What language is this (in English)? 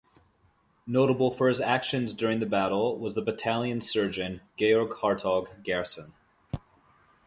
English